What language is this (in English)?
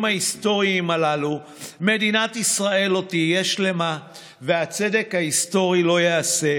Hebrew